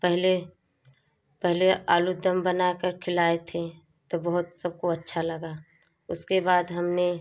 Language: Hindi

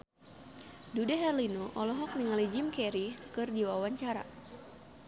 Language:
Sundanese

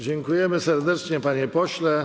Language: Polish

